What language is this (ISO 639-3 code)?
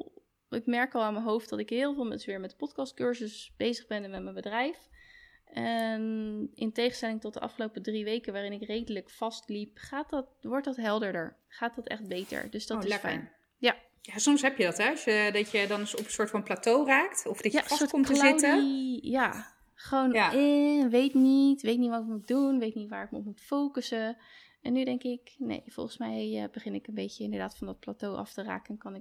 nld